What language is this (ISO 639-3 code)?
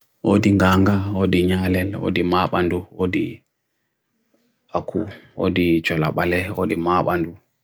fui